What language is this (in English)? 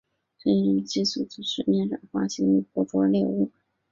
Chinese